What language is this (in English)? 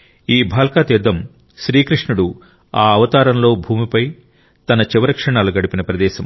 Telugu